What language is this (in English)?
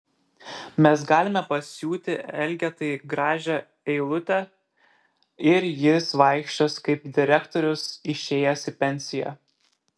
Lithuanian